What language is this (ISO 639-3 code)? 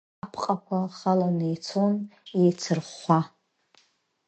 abk